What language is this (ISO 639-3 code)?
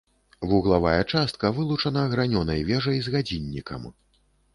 bel